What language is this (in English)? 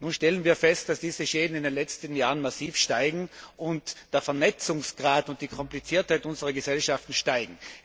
German